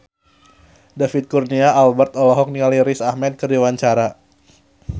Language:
Sundanese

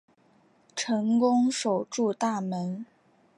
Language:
Chinese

